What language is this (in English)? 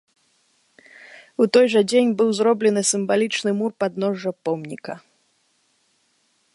Belarusian